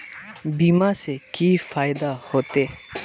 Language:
Magahi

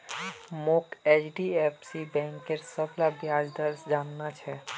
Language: Magahi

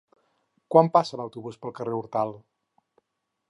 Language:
Catalan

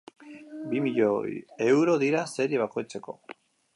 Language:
Basque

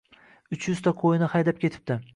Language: Uzbek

